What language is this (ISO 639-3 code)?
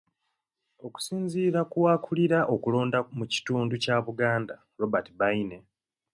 lug